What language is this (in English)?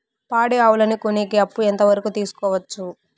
Telugu